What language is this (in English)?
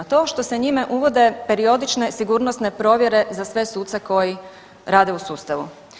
Croatian